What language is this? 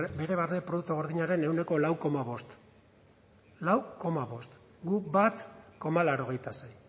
Basque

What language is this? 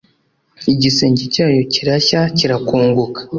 Kinyarwanda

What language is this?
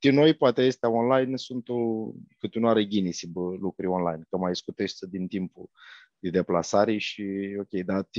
Romanian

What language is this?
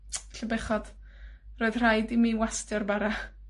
Welsh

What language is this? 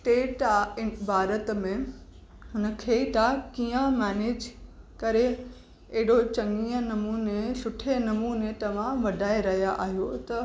Sindhi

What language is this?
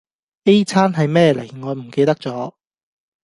Cantonese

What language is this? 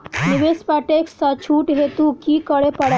Maithili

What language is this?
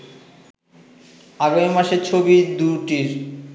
Bangla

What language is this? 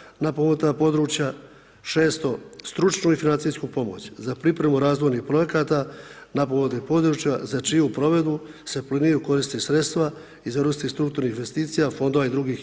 Croatian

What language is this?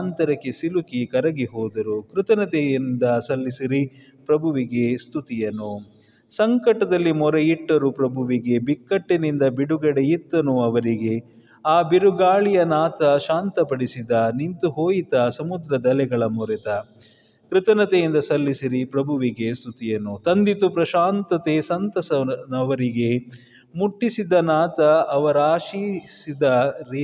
Kannada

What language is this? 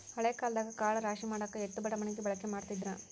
Kannada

